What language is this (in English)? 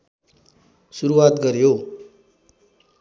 Nepali